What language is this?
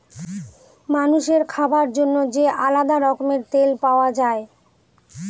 Bangla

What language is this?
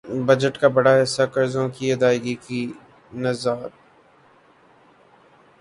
Urdu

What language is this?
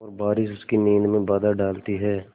Hindi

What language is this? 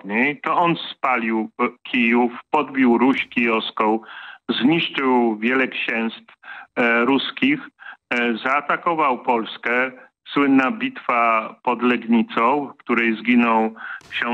Polish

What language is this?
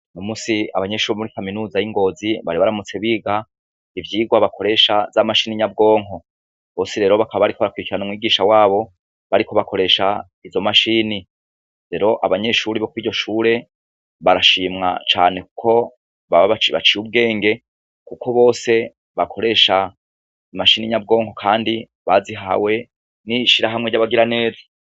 Rundi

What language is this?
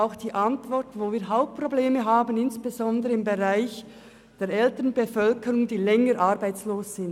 Swiss German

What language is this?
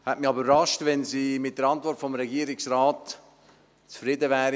Swiss German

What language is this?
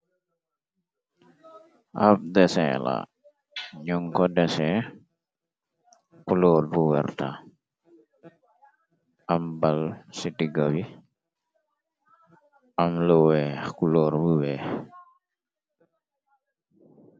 Wolof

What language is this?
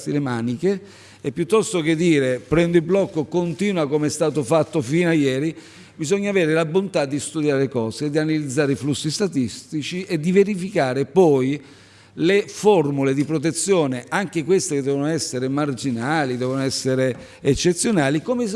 Italian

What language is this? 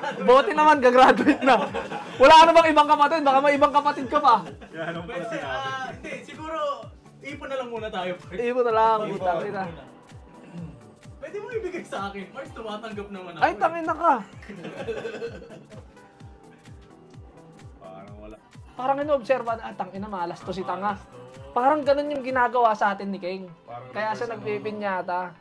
Filipino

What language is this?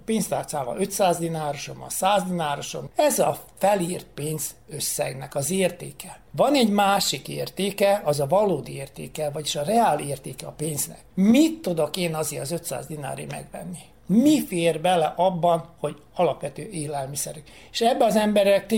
Hungarian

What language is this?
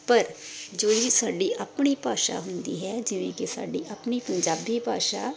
Punjabi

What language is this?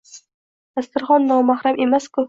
Uzbek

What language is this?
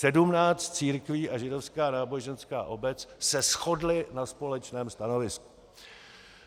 Czech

